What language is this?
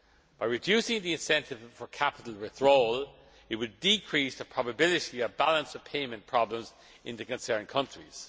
English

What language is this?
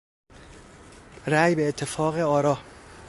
Persian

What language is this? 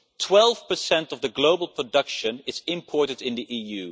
English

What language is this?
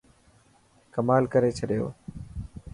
Dhatki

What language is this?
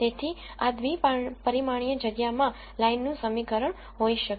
Gujarati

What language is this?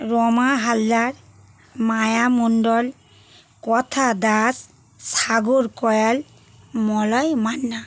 Bangla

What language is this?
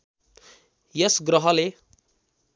Nepali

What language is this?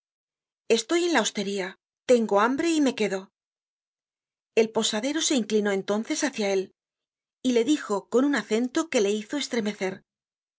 Spanish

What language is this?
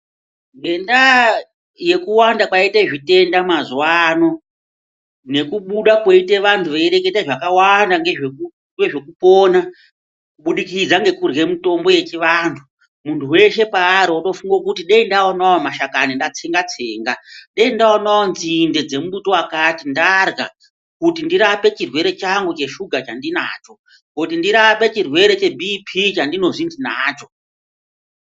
Ndau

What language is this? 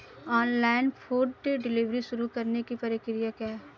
Hindi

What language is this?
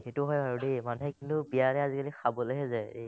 Assamese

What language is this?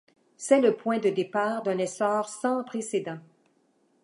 French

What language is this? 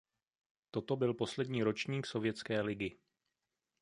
Czech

